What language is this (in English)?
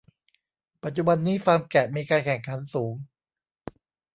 Thai